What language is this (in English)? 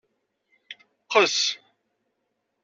Kabyle